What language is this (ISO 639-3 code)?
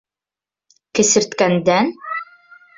bak